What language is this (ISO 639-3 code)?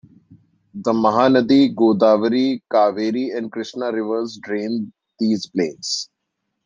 eng